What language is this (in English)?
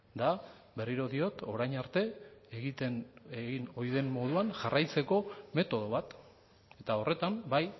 Basque